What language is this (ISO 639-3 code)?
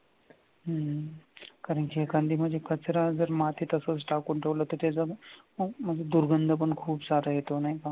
mar